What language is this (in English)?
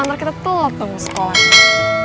Indonesian